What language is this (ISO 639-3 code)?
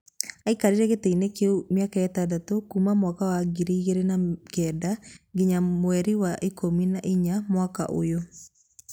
kik